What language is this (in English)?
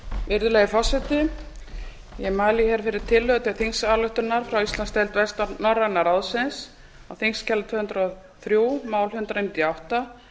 Icelandic